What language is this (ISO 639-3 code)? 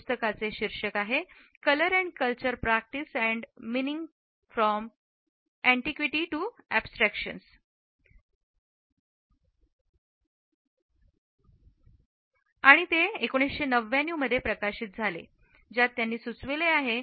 mar